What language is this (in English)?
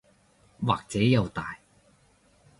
Cantonese